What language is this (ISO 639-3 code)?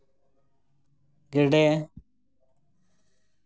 sat